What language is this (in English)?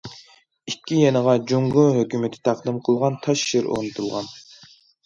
Uyghur